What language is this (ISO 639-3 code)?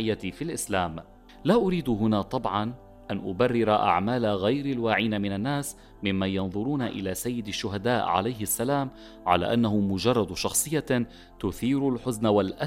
ara